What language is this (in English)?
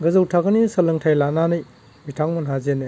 Bodo